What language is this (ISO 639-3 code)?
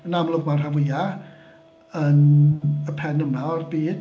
cym